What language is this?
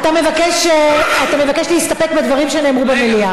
Hebrew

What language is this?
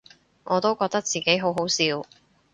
Cantonese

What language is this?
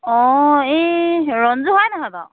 Assamese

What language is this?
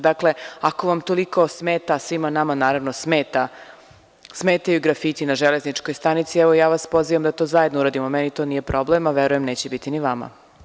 Serbian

